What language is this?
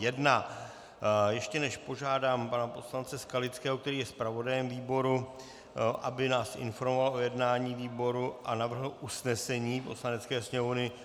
Czech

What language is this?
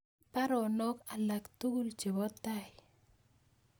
Kalenjin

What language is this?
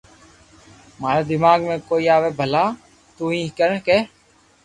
Loarki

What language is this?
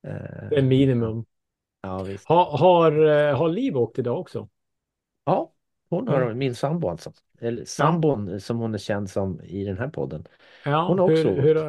Swedish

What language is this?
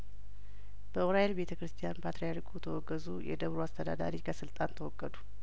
Amharic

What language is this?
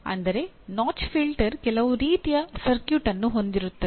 Kannada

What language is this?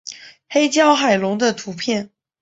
Chinese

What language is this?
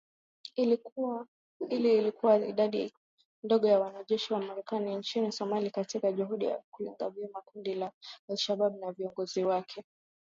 Swahili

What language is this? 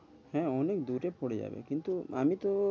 Bangla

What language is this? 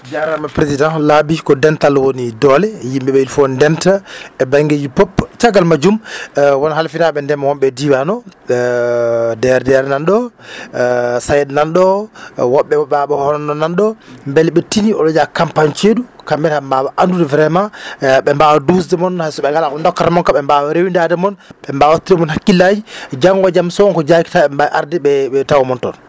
Fula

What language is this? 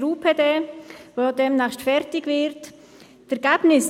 Swiss German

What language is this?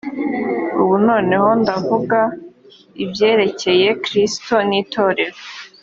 Kinyarwanda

